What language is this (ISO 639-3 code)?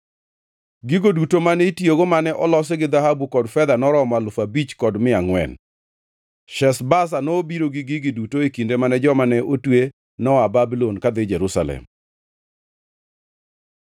luo